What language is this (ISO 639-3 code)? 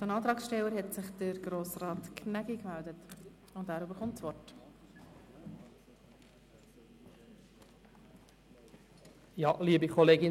gsw